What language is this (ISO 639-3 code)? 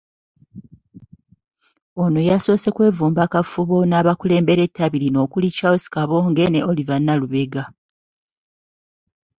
lug